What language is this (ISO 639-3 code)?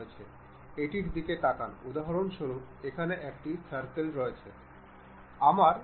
ben